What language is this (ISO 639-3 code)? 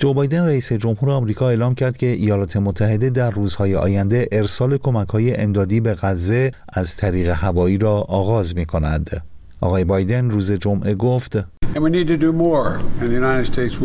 fas